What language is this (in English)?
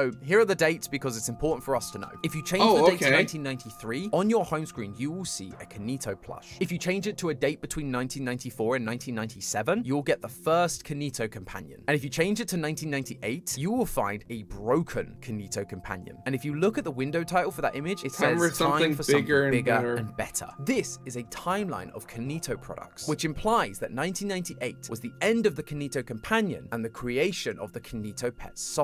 English